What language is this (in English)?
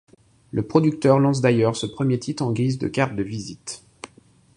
French